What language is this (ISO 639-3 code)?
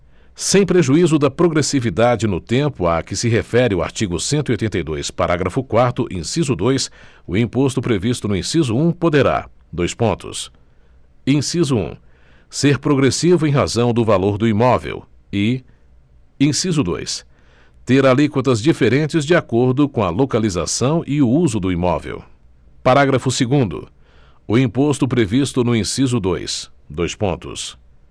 por